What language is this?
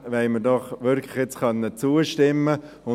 Swiss German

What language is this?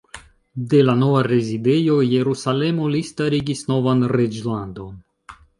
Esperanto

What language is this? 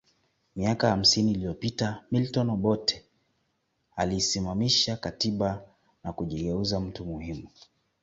Swahili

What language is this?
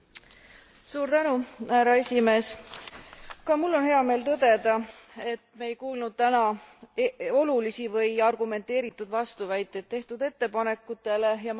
Estonian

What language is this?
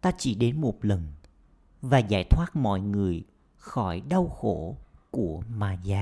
Vietnamese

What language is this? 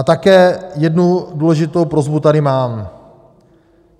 Czech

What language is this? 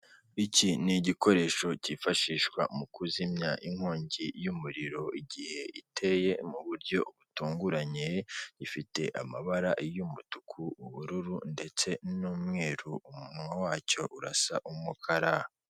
Kinyarwanda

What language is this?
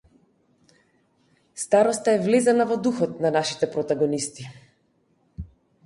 Macedonian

